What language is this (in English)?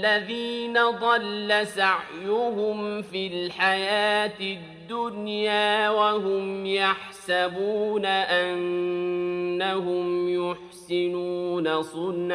Arabic